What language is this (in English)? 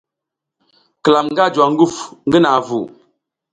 South Giziga